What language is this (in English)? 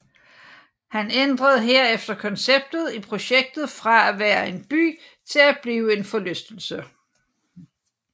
Danish